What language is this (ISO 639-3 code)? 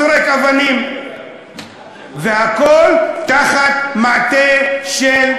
heb